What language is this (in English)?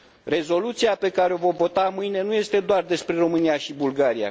Romanian